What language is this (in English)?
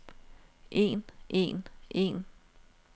Danish